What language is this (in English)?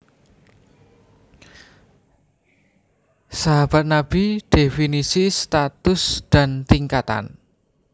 Javanese